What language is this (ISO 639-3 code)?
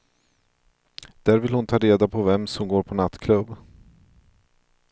swe